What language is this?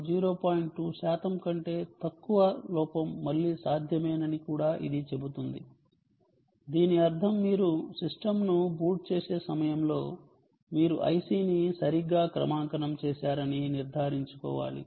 Telugu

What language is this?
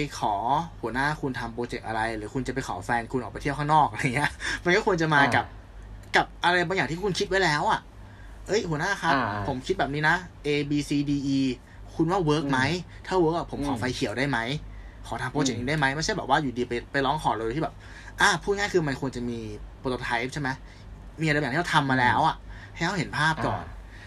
Thai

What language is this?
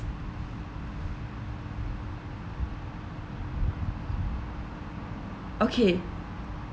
English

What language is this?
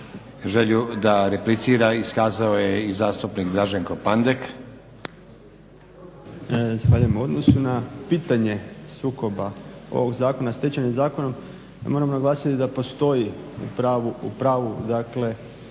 Croatian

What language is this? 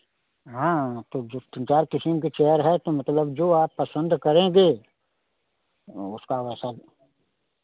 Hindi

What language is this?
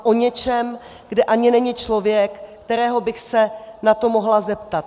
Czech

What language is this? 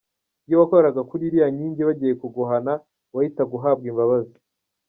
Kinyarwanda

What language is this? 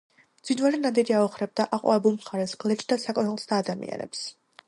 Georgian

